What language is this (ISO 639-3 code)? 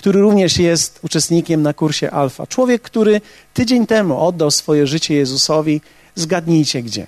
pol